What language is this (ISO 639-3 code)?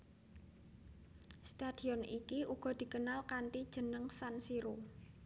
jav